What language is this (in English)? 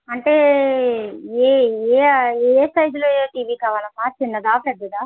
Telugu